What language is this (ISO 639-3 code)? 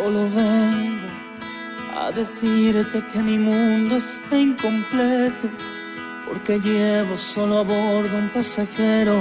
ron